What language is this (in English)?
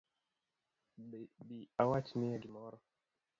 Luo (Kenya and Tanzania)